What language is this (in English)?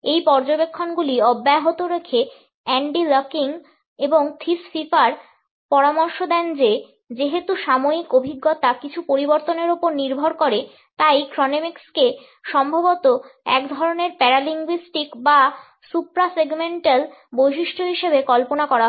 Bangla